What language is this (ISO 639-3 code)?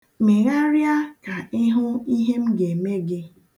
ibo